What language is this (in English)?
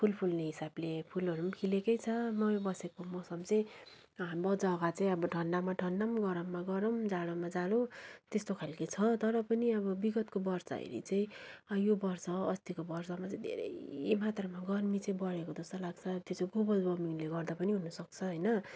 Nepali